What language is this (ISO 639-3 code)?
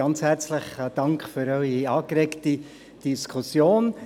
gsw